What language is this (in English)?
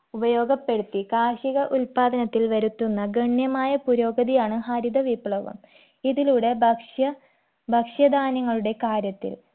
Malayalam